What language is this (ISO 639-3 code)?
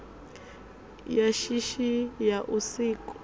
ven